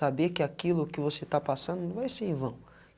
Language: Portuguese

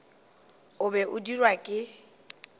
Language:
Northern Sotho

